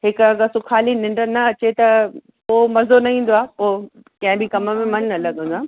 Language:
Sindhi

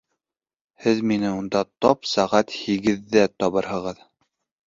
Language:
Bashkir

